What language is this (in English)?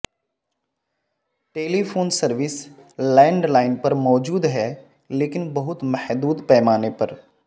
Urdu